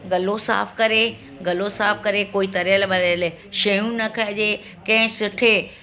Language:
Sindhi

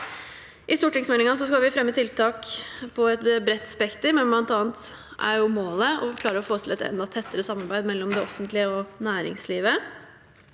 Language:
Norwegian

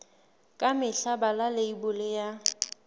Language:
Southern Sotho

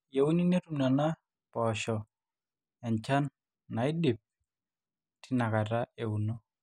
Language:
Masai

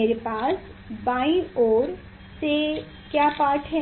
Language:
Hindi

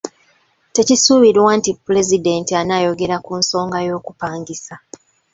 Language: Ganda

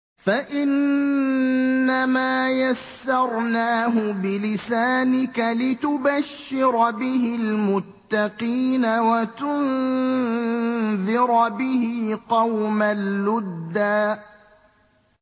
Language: Arabic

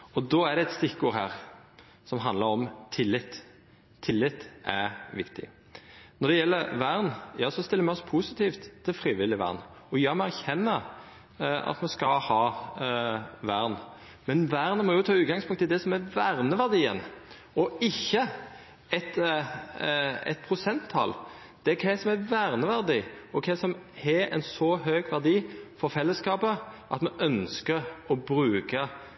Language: Norwegian Nynorsk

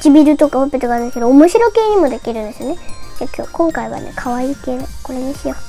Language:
Japanese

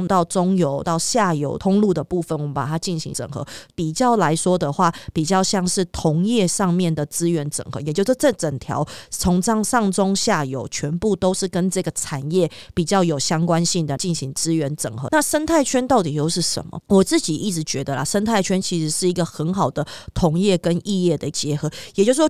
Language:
Chinese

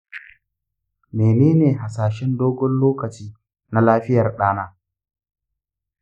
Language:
Hausa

